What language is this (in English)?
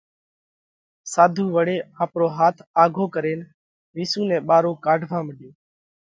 Parkari Koli